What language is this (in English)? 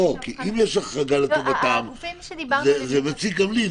Hebrew